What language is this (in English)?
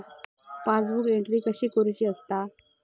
Marathi